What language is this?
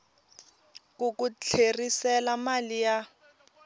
Tsonga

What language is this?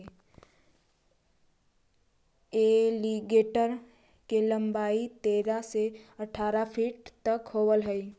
Magahi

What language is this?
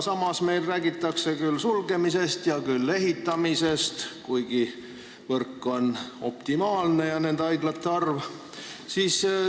Estonian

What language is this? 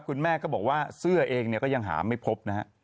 Thai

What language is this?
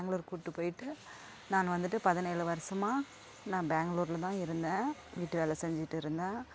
Tamil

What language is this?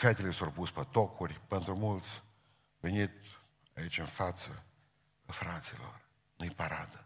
Romanian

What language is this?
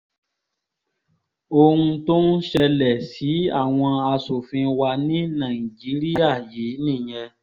Yoruba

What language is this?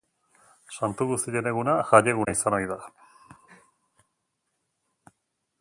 Basque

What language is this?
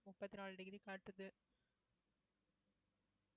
Tamil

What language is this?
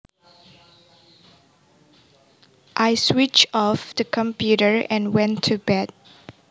Javanese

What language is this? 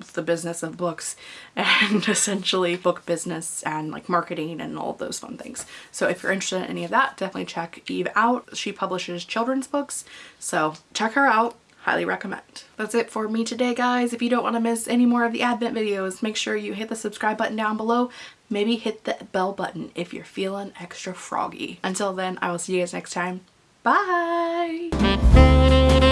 English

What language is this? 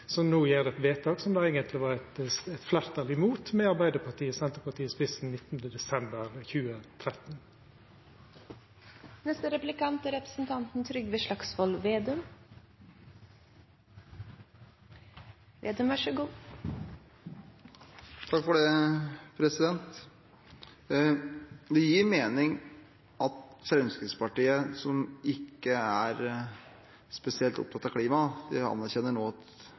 Norwegian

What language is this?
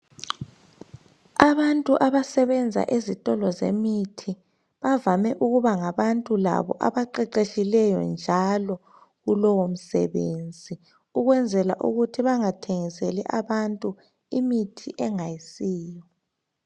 North Ndebele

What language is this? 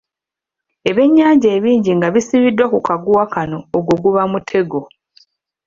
Ganda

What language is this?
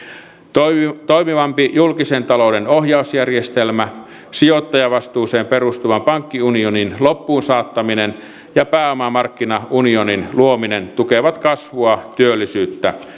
Finnish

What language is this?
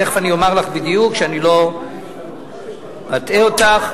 Hebrew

